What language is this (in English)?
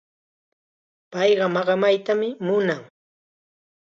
Chiquián Ancash Quechua